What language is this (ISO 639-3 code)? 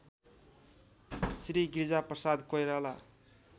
nep